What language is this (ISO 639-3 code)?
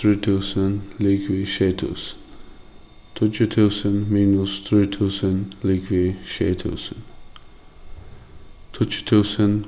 fao